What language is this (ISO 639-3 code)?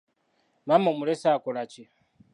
lug